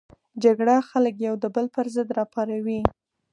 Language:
Pashto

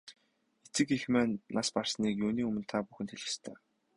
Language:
Mongolian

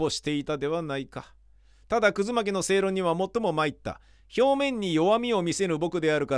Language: Japanese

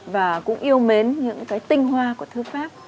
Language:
Vietnamese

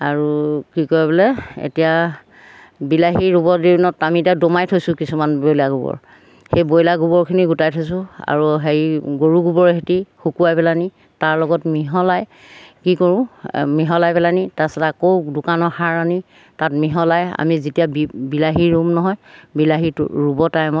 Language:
Assamese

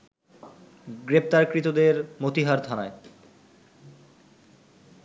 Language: Bangla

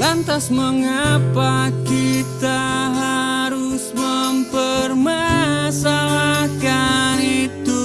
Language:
Indonesian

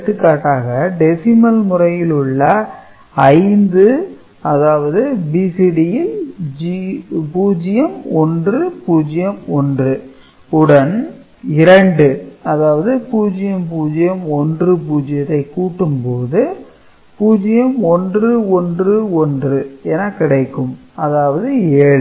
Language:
Tamil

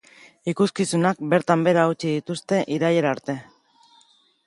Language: Basque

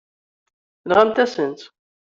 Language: Kabyle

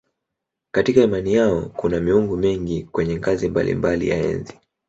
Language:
Swahili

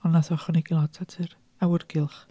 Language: Welsh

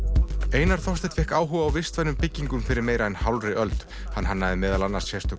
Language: Icelandic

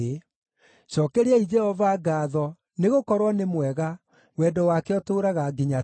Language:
Kikuyu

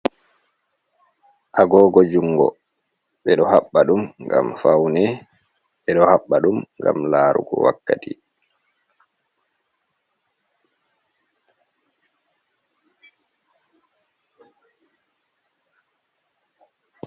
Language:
Fula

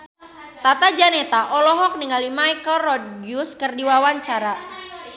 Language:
Sundanese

